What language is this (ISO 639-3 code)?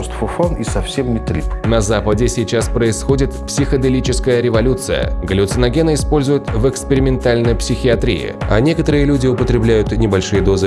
rus